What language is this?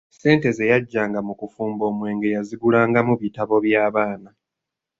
Ganda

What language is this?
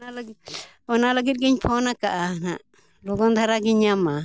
Santali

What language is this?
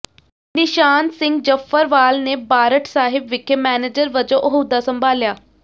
Punjabi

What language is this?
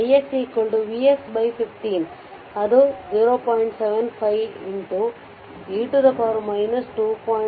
Kannada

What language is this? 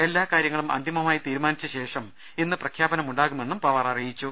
Malayalam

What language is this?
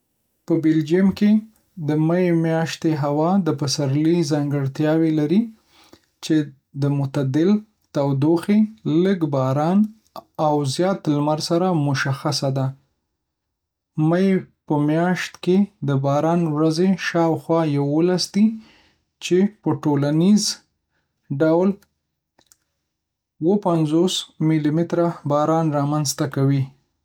Pashto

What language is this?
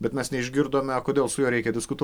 Lithuanian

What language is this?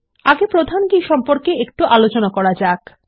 Bangla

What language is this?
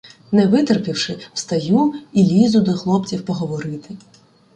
Ukrainian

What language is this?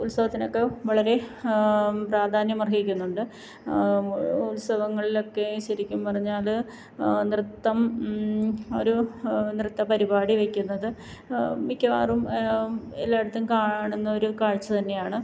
Malayalam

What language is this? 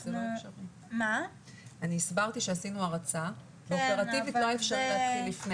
Hebrew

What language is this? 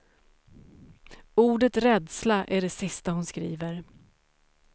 Swedish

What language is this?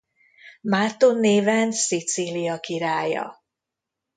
Hungarian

